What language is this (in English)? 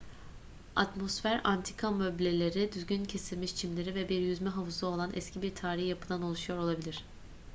Turkish